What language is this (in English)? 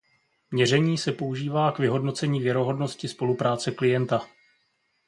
Czech